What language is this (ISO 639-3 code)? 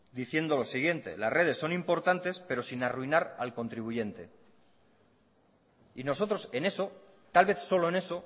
spa